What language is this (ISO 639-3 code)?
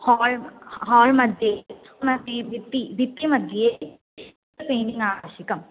san